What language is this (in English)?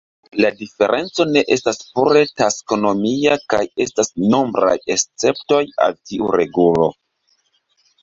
Esperanto